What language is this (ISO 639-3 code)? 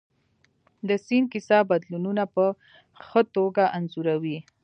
pus